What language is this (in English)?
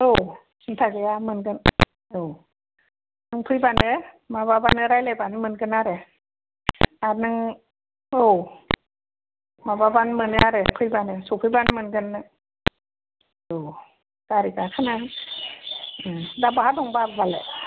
Bodo